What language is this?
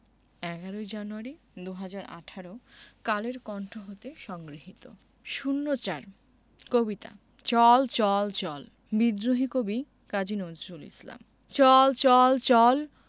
Bangla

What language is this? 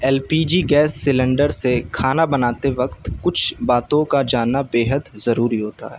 Urdu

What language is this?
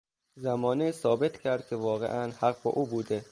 Persian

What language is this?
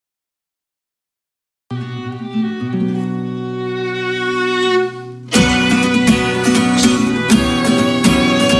French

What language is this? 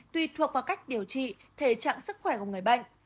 Vietnamese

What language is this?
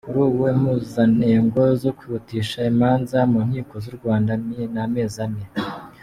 Kinyarwanda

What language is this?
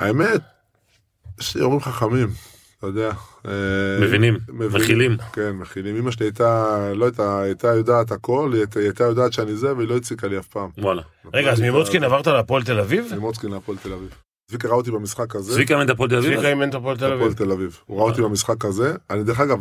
Hebrew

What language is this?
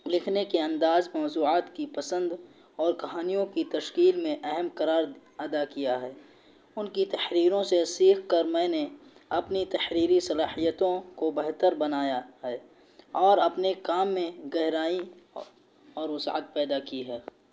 Urdu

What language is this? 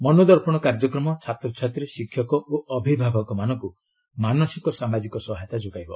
Odia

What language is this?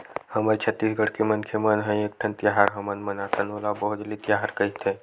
Chhattisgarhi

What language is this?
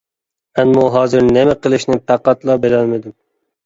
Uyghur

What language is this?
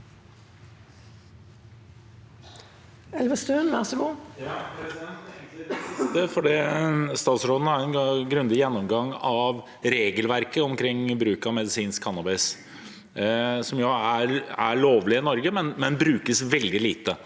Norwegian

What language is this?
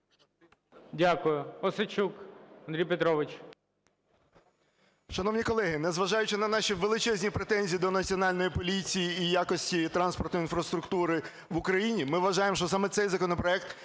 Ukrainian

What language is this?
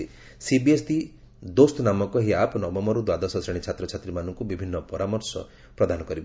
Odia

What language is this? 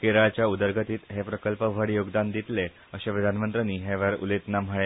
Konkani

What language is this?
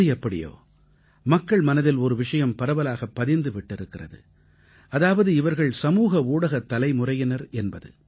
Tamil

